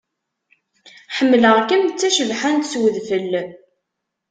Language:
Kabyle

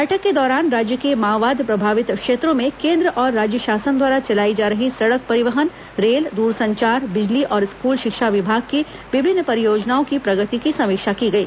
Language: Hindi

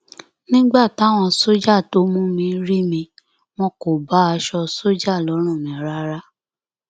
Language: Yoruba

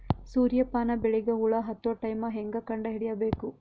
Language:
Kannada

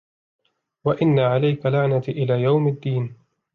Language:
Arabic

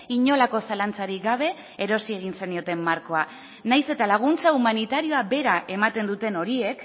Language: Basque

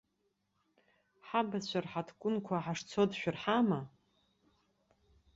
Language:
Abkhazian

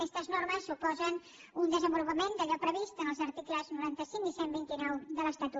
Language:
Catalan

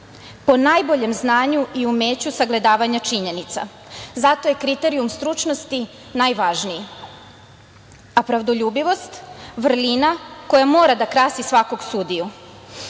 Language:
Serbian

